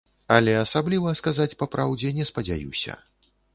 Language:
Belarusian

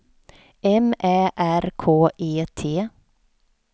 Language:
Swedish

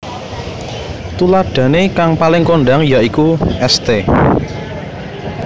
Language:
Javanese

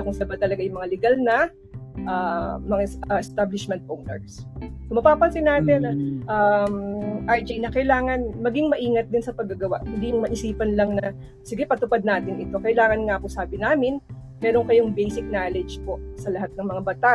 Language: Filipino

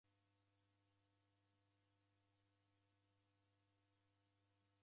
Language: Taita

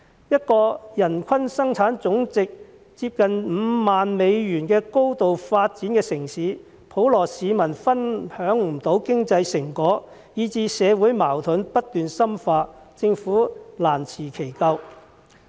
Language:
Cantonese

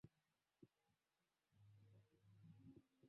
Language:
Swahili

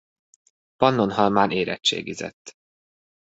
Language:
Hungarian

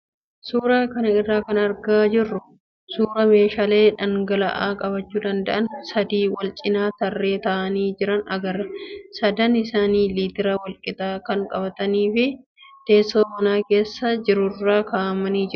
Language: Oromo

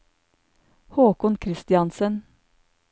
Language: Norwegian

